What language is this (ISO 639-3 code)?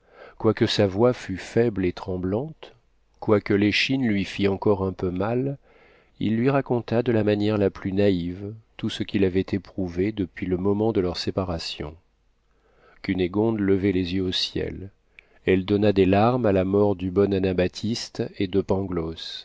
fra